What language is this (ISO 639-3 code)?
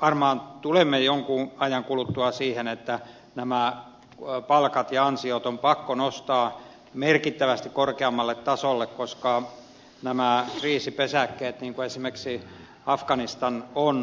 fin